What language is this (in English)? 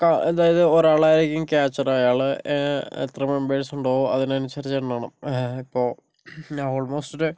Malayalam